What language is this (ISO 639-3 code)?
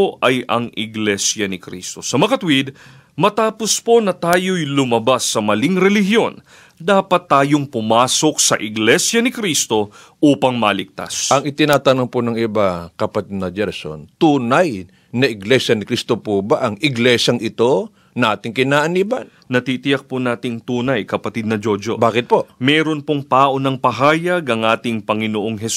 fil